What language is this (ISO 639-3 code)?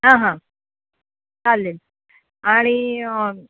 mar